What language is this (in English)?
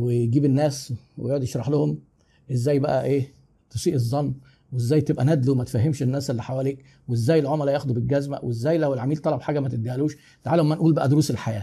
Arabic